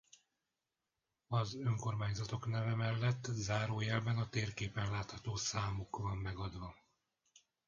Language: Hungarian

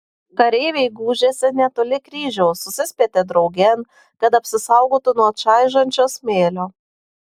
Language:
Lithuanian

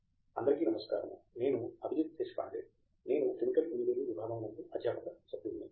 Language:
Telugu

